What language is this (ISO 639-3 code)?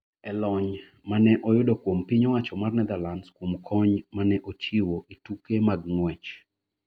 luo